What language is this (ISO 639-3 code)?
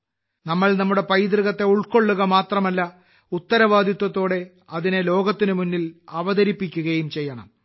mal